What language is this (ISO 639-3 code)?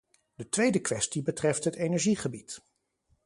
nld